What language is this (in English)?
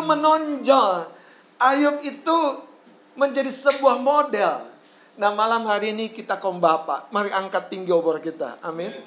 Indonesian